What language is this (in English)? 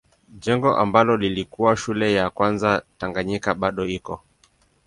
Swahili